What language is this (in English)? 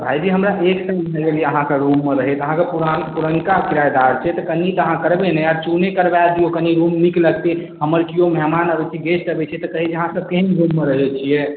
Maithili